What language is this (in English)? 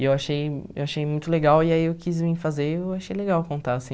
Portuguese